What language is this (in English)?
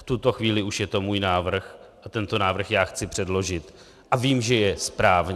Czech